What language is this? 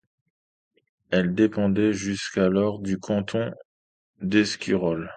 French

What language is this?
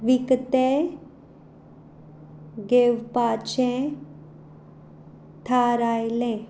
Konkani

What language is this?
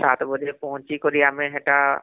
Odia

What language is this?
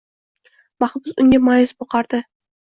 Uzbek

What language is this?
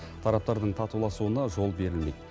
Kazakh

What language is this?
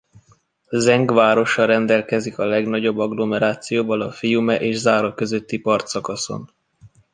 Hungarian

